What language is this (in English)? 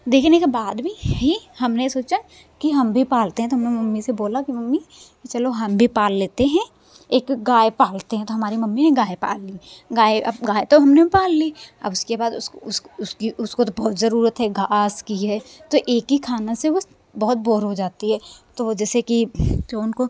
Hindi